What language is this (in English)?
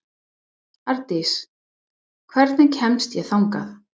Icelandic